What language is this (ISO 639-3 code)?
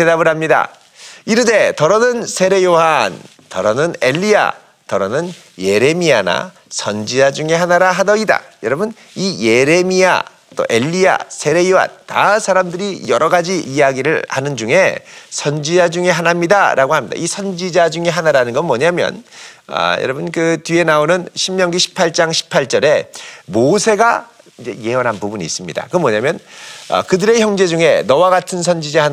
kor